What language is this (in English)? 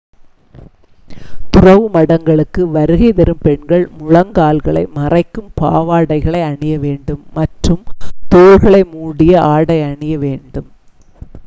Tamil